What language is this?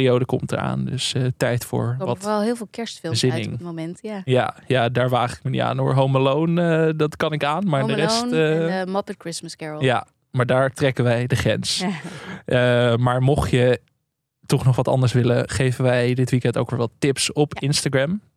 Dutch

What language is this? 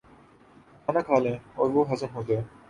Urdu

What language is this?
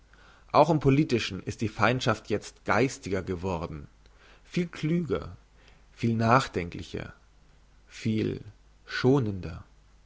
German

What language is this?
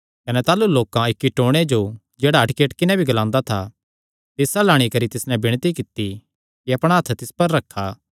Kangri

